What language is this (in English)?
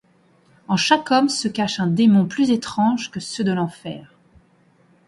French